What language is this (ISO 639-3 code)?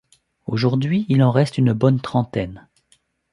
fra